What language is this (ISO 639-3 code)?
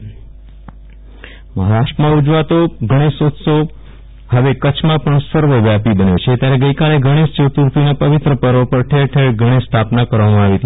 guj